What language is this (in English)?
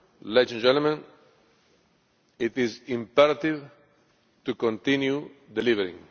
English